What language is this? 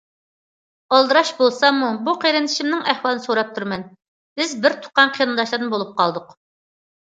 Uyghur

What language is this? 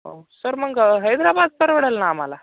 Marathi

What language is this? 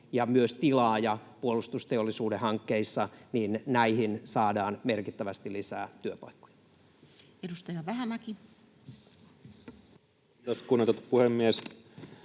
Finnish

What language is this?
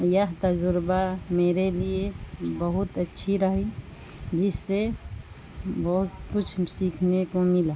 Urdu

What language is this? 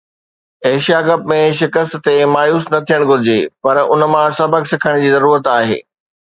Sindhi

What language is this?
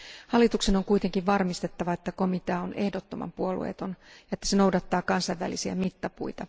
Finnish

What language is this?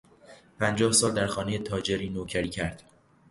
Persian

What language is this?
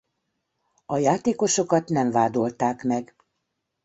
Hungarian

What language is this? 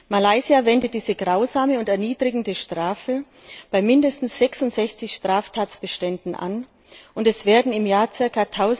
German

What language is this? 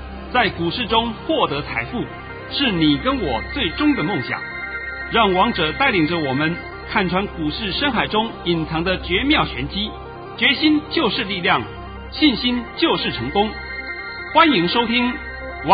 Chinese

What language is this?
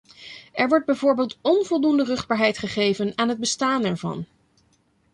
Dutch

